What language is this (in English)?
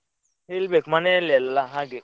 Kannada